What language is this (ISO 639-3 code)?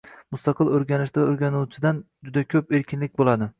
uzb